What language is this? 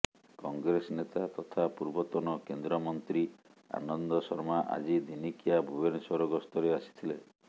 Odia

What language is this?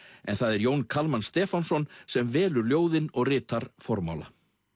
Icelandic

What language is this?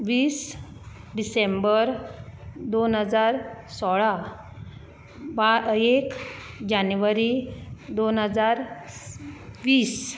Konkani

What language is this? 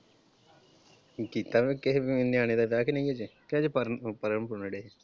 Punjabi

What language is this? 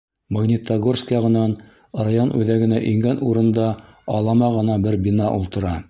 Bashkir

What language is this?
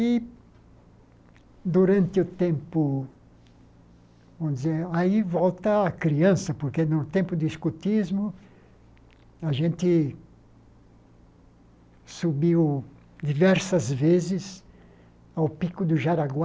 Portuguese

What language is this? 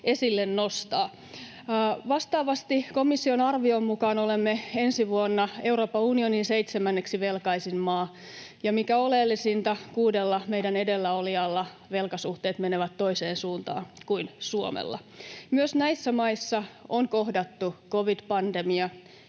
Finnish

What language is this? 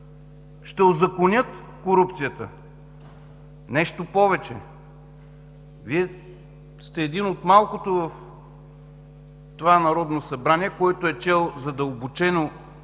Bulgarian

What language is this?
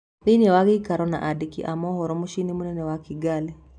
Kikuyu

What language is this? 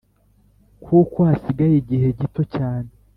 Kinyarwanda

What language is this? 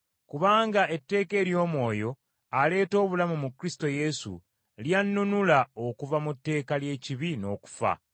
Ganda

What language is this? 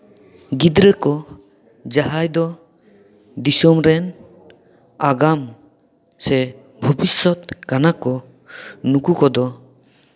Santali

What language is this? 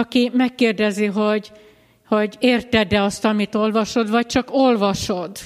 Hungarian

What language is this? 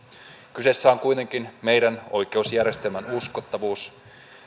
Finnish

